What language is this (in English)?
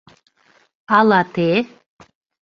Mari